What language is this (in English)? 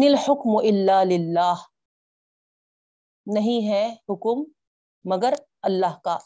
Urdu